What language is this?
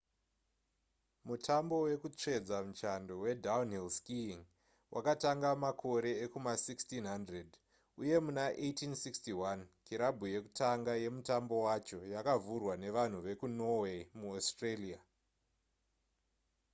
Shona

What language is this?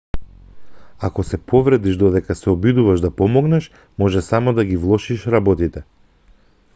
Macedonian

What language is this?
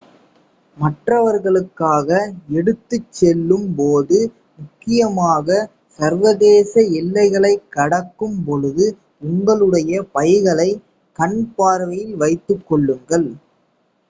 Tamil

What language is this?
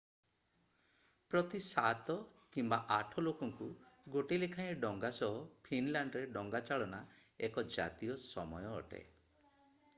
Odia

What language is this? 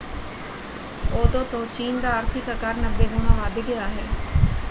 Punjabi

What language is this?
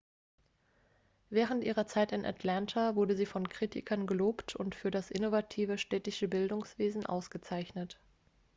German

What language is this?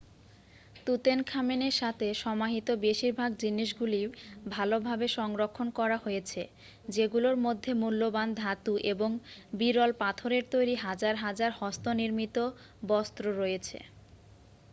Bangla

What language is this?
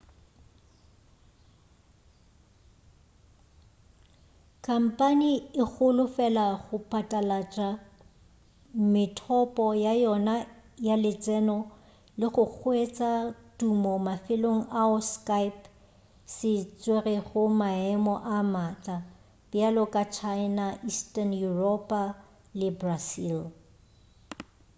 Northern Sotho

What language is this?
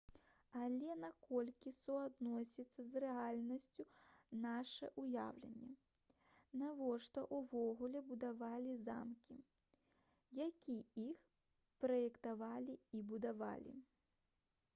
Belarusian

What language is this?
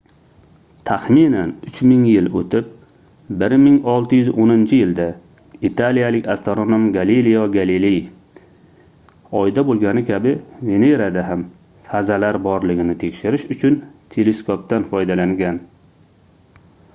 Uzbek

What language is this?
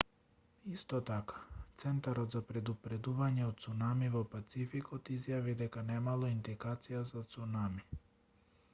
Macedonian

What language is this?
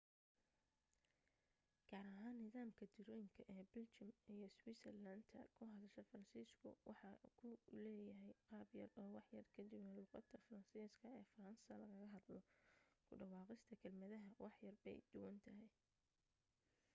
Somali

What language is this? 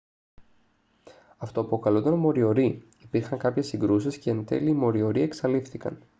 Greek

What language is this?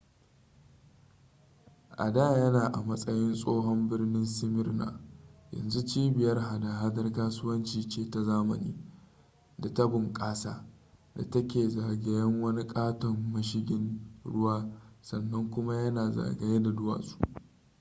Hausa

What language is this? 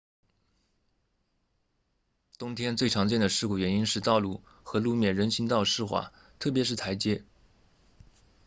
Chinese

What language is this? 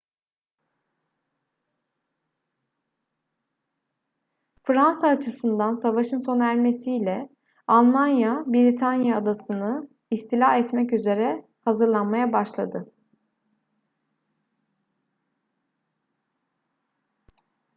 Turkish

